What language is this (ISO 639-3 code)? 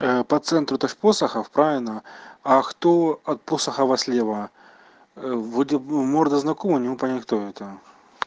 rus